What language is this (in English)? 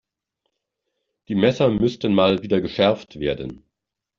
German